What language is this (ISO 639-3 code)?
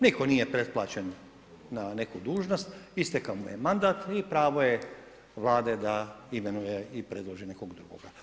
hrv